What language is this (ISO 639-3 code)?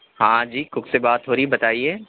urd